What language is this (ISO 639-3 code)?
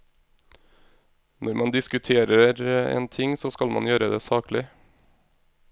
nor